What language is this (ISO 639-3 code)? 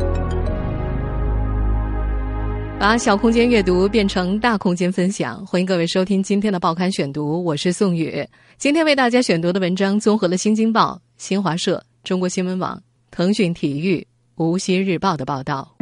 zho